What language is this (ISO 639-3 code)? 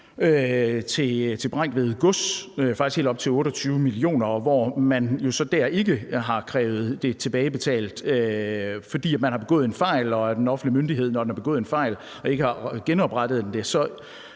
dan